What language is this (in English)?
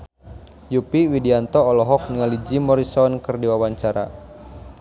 Sundanese